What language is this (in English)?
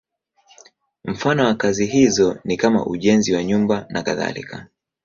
Swahili